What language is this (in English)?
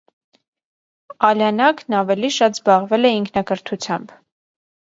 Armenian